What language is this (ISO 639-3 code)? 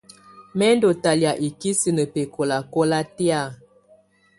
tvu